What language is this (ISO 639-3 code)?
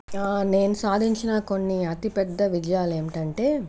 tel